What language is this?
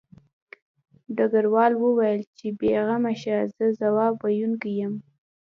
Pashto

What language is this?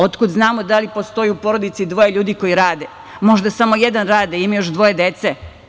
Serbian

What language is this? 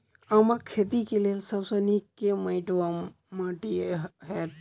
Maithili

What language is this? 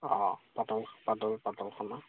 Assamese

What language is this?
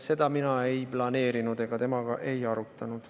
Estonian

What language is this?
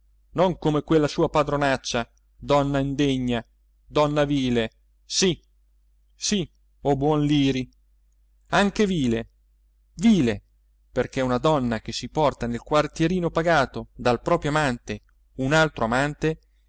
Italian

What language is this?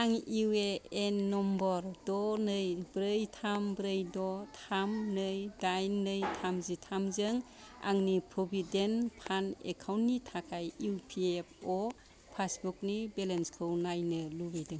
Bodo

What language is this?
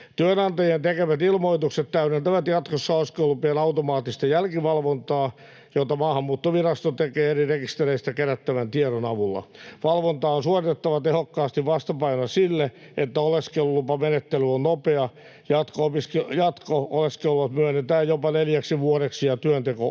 Finnish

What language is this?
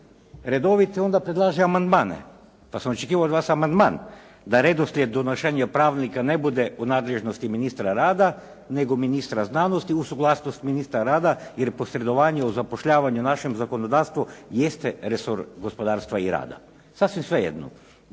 Croatian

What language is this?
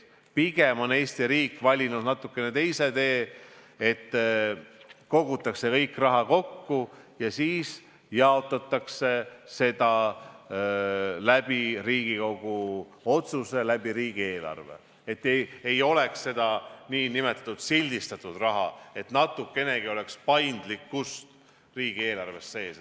Estonian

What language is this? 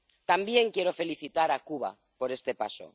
Spanish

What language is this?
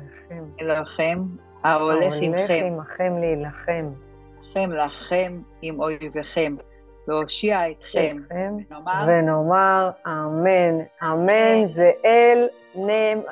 Hebrew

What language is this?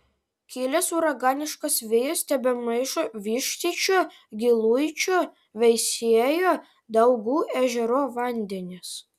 Lithuanian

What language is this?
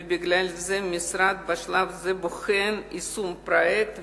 Hebrew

